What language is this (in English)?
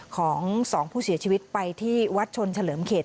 Thai